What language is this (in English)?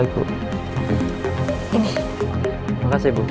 Indonesian